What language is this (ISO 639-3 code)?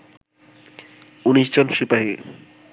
ben